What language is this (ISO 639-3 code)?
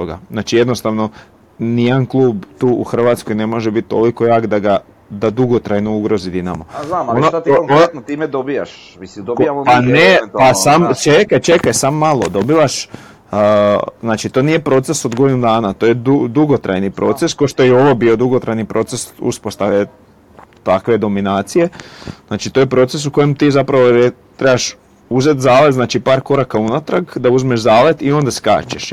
hrv